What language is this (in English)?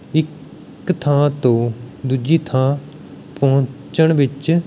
Punjabi